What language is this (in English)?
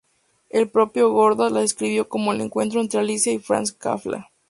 Spanish